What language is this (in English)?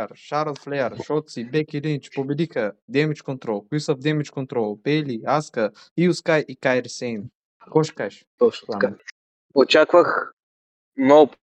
Bulgarian